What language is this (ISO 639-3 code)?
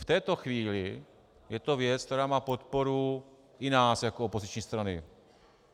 ces